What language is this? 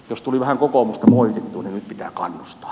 Finnish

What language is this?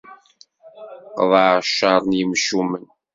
Kabyle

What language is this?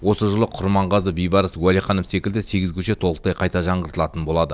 Kazakh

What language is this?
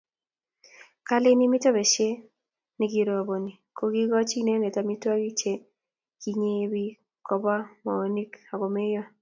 Kalenjin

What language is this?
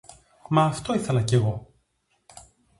Greek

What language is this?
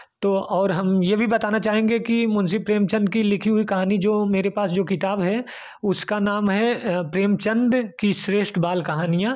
Hindi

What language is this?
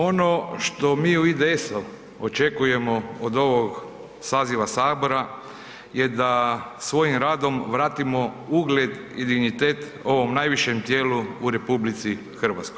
Croatian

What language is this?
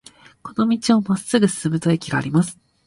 Japanese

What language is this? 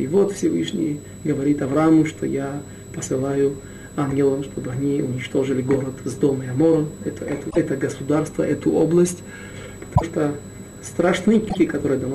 Russian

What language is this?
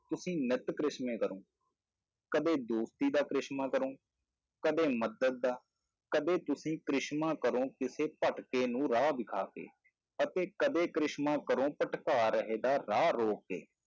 Punjabi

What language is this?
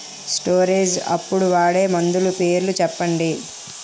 Telugu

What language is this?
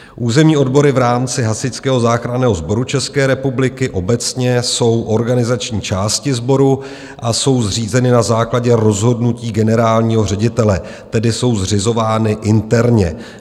Czech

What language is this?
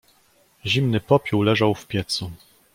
Polish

